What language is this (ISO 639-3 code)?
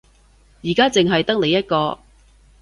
yue